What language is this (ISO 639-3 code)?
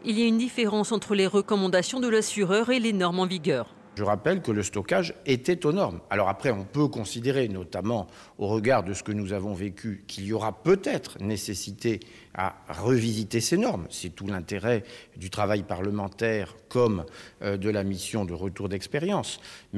fra